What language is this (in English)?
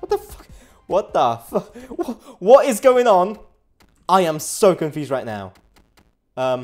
English